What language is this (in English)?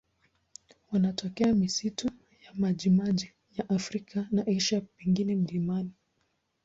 Swahili